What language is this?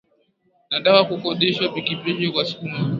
Swahili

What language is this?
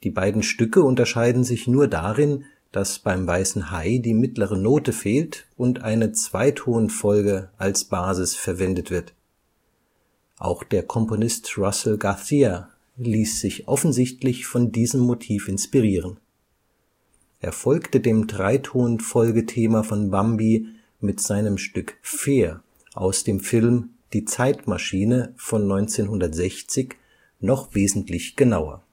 German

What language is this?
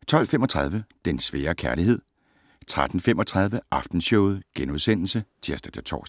Danish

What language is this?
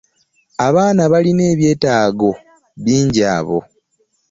Ganda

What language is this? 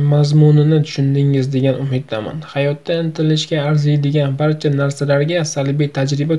Turkish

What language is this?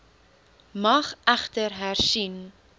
Afrikaans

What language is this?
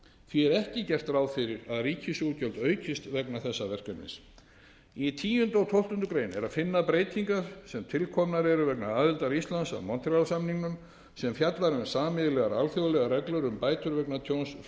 Icelandic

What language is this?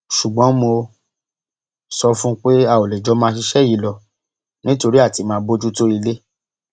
Yoruba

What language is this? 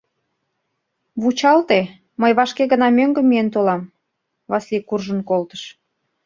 Mari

